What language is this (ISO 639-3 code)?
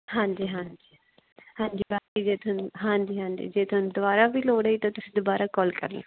pan